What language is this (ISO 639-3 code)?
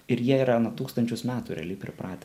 lit